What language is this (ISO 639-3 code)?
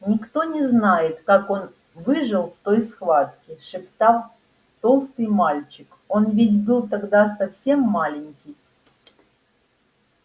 rus